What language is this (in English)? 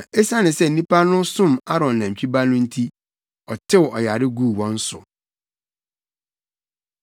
Akan